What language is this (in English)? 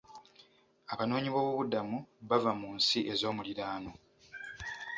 Ganda